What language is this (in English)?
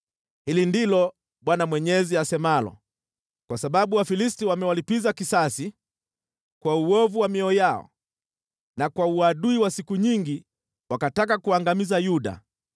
Swahili